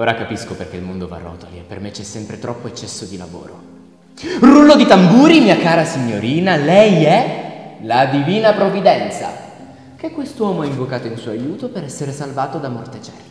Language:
Italian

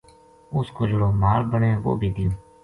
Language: Gujari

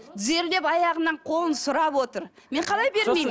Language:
Kazakh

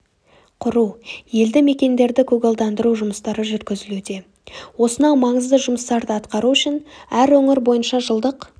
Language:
Kazakh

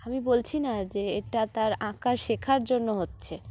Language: Bangla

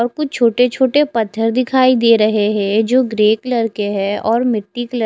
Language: Hindi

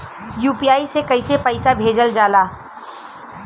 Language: Bhojpuri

